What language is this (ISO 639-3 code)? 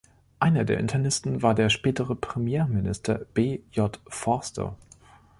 deu